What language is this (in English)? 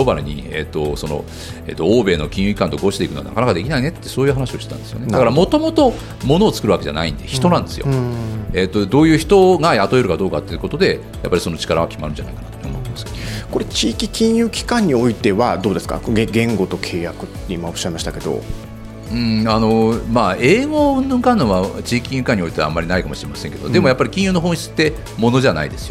Japanese